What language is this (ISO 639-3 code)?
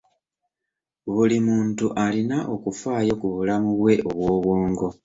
lug